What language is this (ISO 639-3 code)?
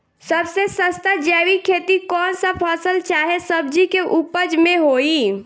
bho